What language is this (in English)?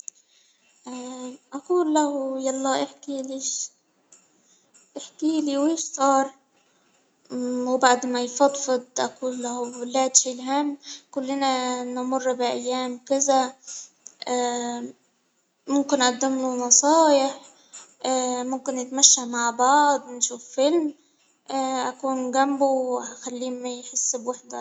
Hijazi Arabic